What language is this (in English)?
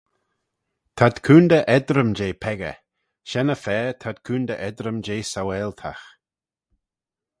Manx